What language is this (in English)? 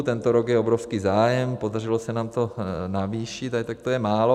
Czech